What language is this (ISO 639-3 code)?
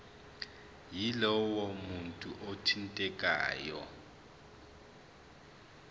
zul